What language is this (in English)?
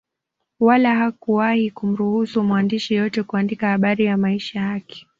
Swahili